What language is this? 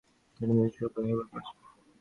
Bangla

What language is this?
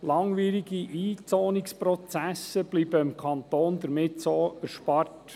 Swiss German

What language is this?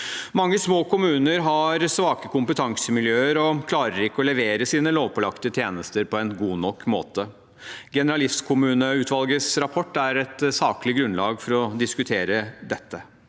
Norwegian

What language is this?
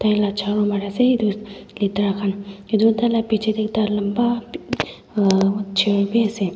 Naga Pidgin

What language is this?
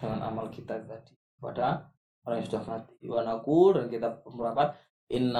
Malay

